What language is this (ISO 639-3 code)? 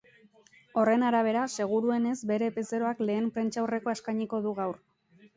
eus